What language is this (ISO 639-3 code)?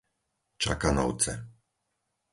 slk